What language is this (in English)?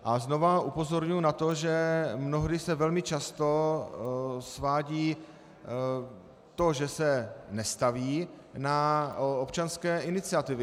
Czech